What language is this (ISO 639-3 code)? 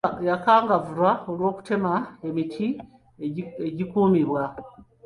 lug